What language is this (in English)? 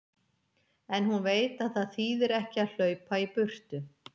Icelandic